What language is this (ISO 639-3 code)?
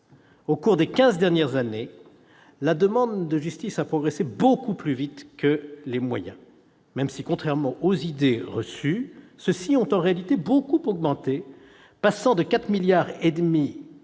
fra